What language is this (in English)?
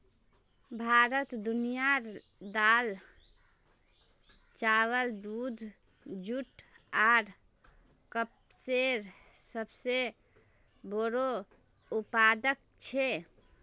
Magahi